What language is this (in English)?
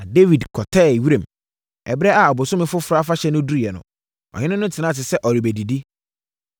Akan